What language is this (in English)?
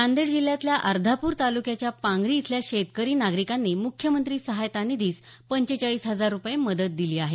Marathi